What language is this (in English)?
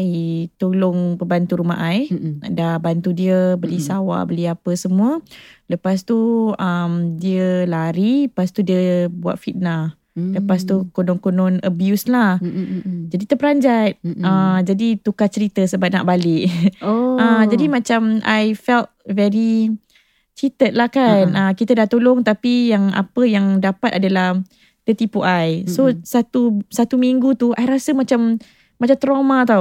Malay